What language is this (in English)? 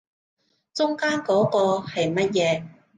Cantonese